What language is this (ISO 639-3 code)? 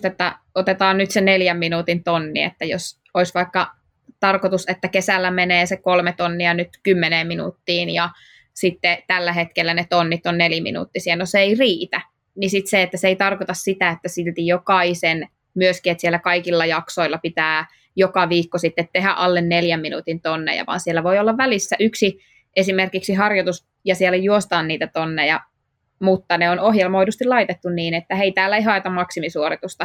fin